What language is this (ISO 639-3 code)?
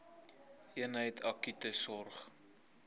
afr